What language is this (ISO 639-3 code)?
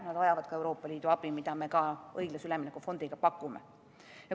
est